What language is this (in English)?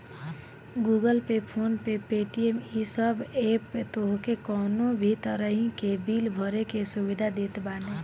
Bhojpuri